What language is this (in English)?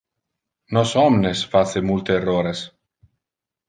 Interlingua